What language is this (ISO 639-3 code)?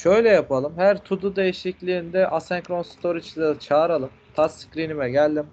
tur